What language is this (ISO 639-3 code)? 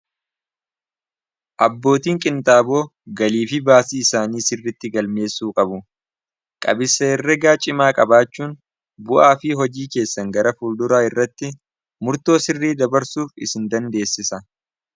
orm